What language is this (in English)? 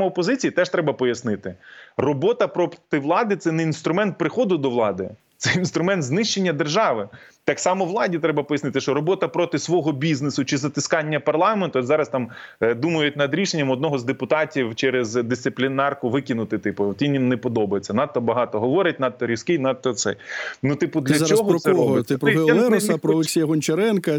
Ukrainian